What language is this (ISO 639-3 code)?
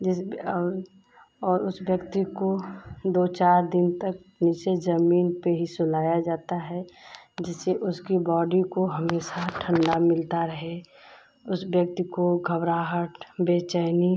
hin